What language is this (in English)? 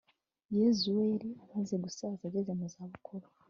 Kinyarwanda